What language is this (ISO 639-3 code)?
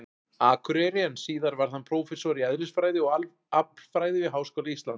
isl